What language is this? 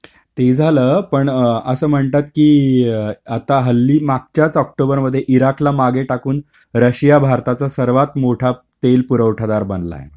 Marathi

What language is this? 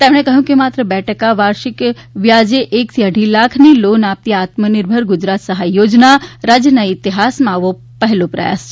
Gujarati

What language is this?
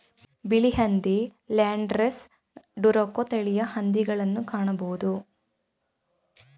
Kannada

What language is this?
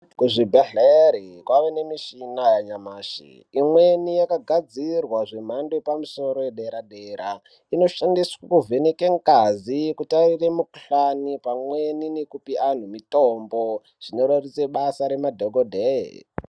Ndau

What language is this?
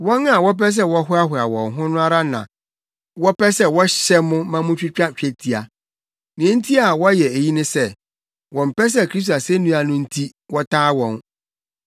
Akan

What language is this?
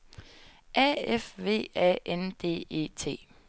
Danish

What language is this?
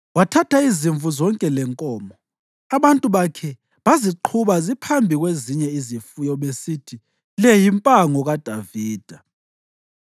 North Ndebele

